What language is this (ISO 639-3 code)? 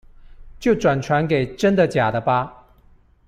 zho